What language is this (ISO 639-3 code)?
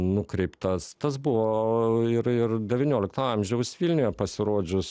lit